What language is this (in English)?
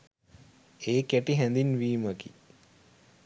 Sinhala